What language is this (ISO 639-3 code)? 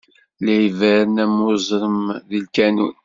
kab